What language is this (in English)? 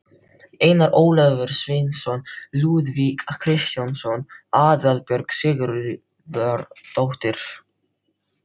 Icelandic